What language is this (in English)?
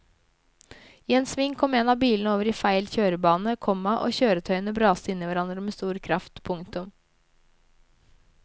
Norwegian